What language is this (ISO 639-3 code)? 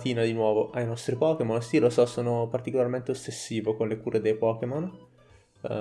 ita